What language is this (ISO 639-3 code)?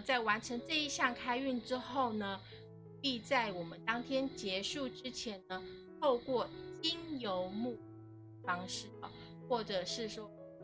zho